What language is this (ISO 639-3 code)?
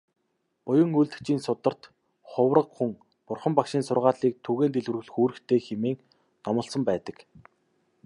mon